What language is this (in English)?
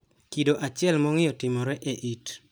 Luo (Kenya and Tanzania)